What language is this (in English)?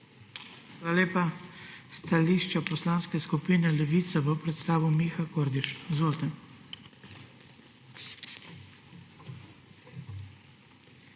Slovenian